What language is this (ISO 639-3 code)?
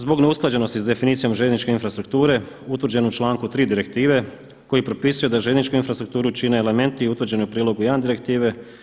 hrv